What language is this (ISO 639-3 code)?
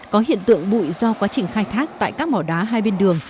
vie